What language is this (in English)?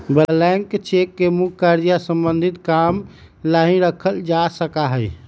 Magahi